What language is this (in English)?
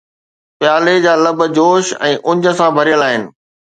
Sindhi